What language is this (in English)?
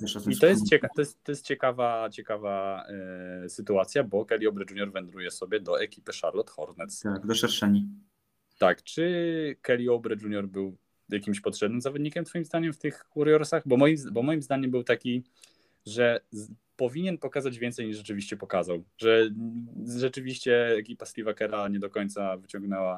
Polish